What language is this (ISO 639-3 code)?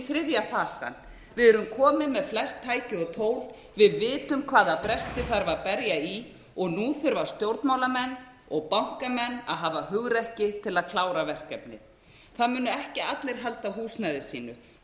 isl